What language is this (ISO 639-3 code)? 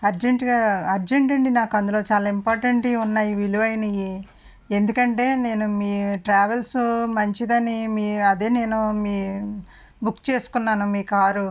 tel